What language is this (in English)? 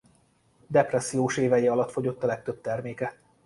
Hungarian